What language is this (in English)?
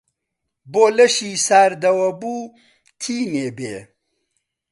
Central Kurdish